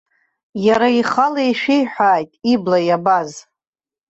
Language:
Abkhazian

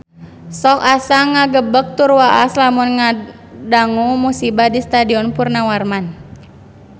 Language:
Sundanese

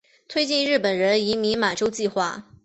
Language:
Chinese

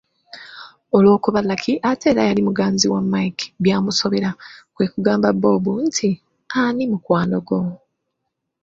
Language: Ganda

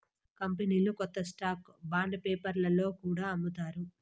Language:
Telugu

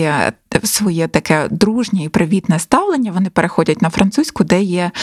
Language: Ukrainian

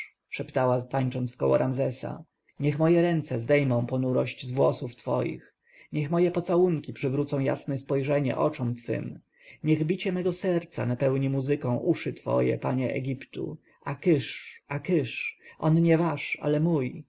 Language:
Polish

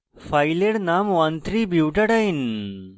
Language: Bangla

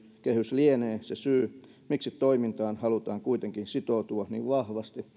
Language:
Finnish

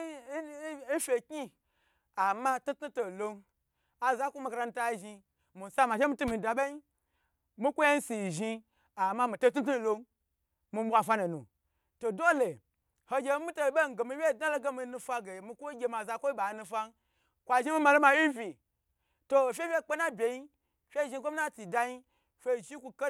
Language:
Gbagyi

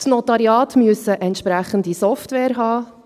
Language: Swiss German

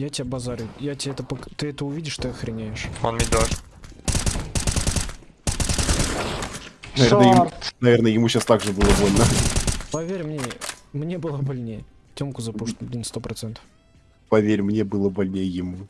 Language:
Russian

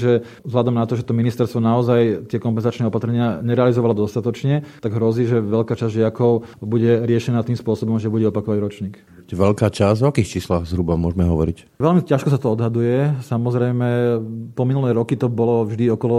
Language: Slovak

